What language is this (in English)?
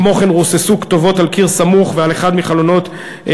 Hebrew